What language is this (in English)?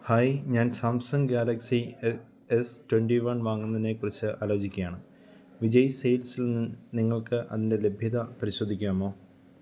Malayalam